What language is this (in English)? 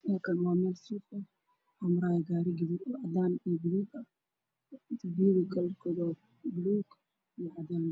Somali